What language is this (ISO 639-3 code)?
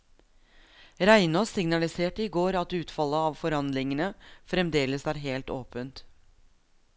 nor